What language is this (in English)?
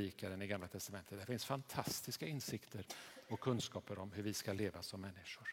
Swedish